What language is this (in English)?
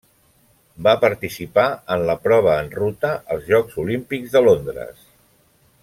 Catalan